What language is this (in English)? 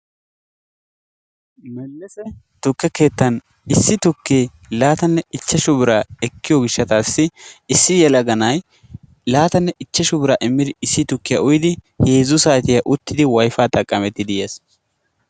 Wolaytta